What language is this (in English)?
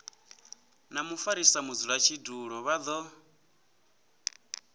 Venda